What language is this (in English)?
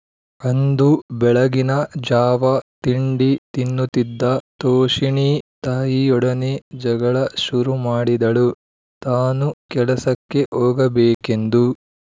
Kannada